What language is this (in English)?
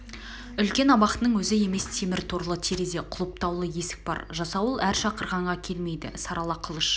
Kazakh